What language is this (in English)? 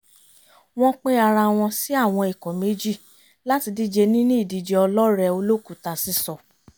Yoruba